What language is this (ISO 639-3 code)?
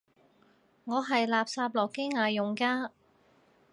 yue